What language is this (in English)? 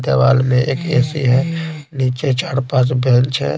Hindi